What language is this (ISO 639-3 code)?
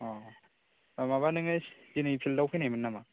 brx